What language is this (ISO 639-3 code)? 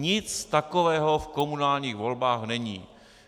ces